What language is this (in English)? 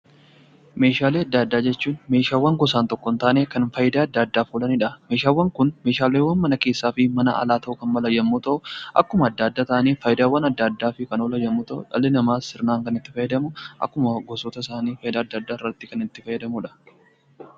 Oromo